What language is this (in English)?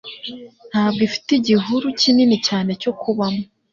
Kinyarwanda